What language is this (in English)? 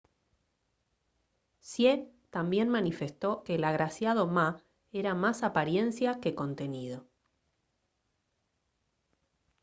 Spanish